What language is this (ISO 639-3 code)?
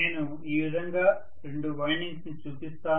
tel